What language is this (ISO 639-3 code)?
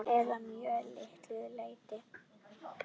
isl